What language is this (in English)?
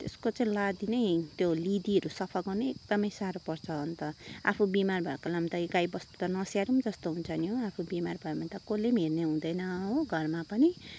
Nepali